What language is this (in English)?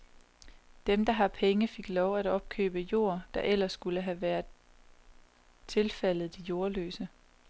Danish